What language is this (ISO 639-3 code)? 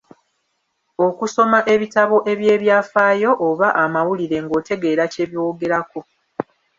lug